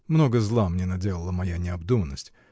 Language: Russian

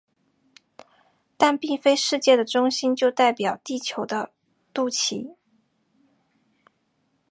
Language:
Chinese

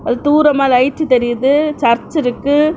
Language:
Tamil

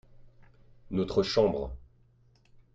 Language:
French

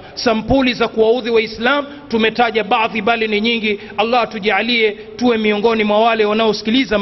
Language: Swahili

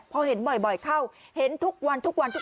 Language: Thai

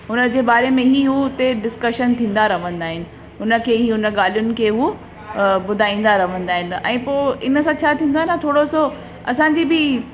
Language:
Sindhi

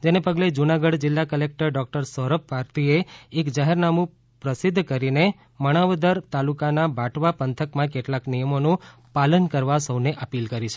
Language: Gujarati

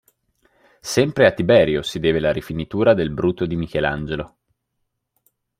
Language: Italian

